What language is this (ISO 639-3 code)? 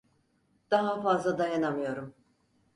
tur